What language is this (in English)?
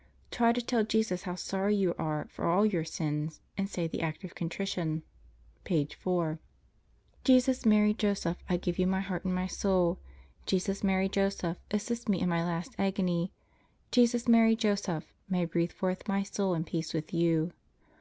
English